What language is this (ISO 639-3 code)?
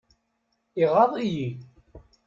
kab